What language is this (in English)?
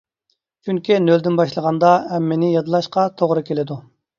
Uyghur